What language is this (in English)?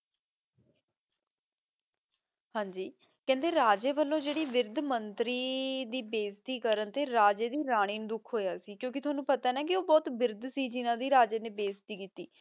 Punjabi